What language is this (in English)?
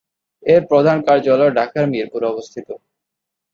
Bangla